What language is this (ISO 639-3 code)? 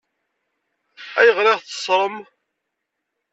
kab